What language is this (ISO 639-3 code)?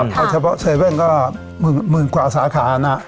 tha